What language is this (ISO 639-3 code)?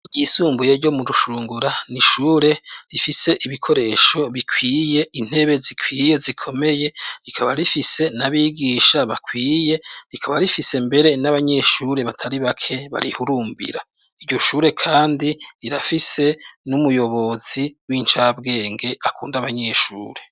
run